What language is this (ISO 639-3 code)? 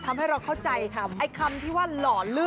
tha